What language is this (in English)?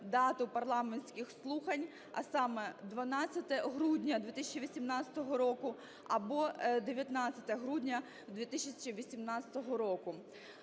Ukrainian